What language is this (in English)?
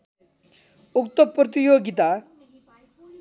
Nepali